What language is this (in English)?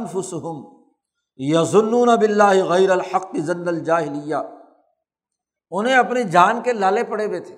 Urdu